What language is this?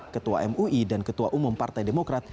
Indonesian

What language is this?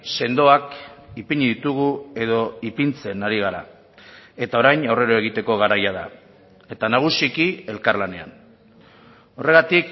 Basque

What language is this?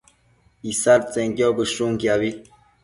Matsés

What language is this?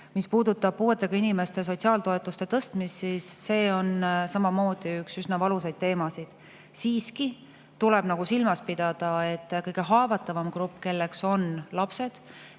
Estonian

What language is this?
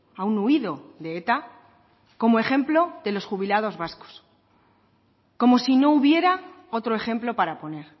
Spanish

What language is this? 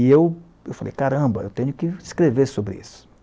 Portuguese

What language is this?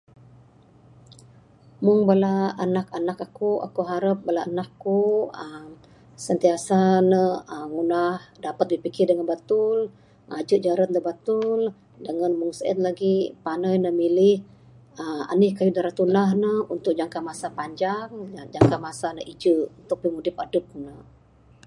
Bukar-Sadung Bidayuh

